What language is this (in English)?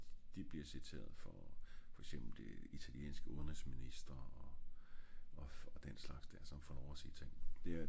Danish